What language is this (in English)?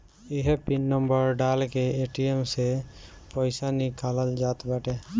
Bhojpuri